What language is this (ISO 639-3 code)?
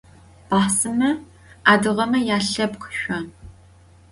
ady